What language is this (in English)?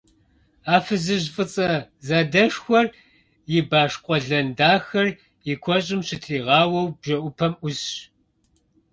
Kabardian